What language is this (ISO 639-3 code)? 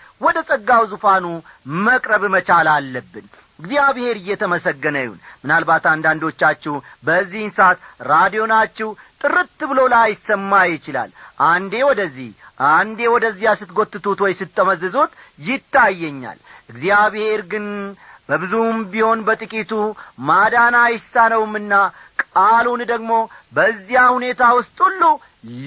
amh